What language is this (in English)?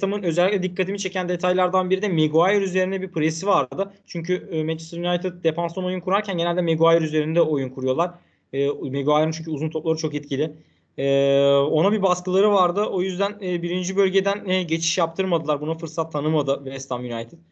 Turkish